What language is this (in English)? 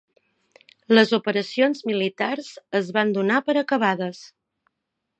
Catalan